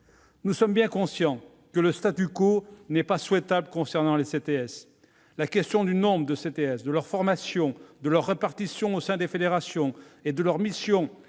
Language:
French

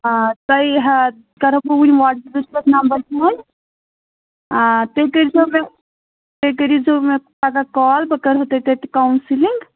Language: Kashmiri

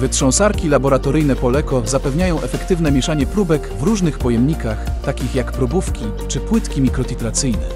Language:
Polish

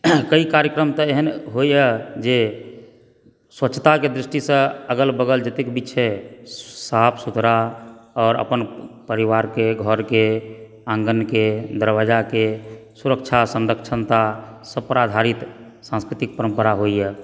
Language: Maithili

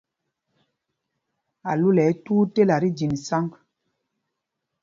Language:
Mpumpong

